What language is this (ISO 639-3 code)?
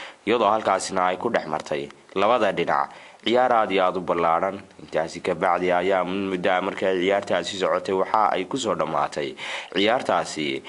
hun